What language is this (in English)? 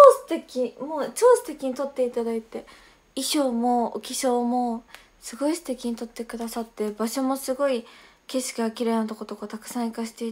Japanese